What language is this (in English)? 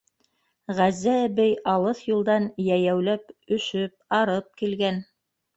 Bashkir